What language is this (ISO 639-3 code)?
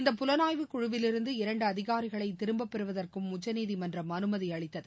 tam